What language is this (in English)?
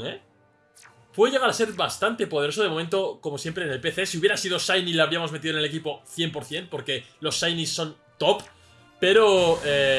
Spanish